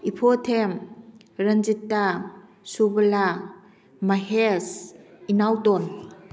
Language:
Manipuri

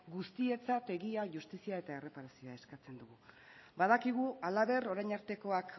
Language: Basque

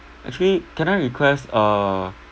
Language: English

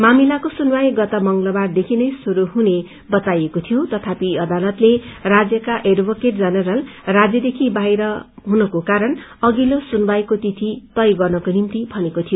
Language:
Nepali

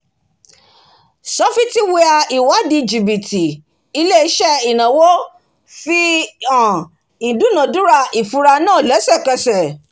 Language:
Yoruba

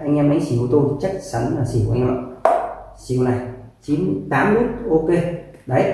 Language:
Vietnamese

